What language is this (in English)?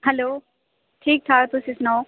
Dogri